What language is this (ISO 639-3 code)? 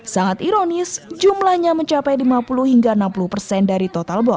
ind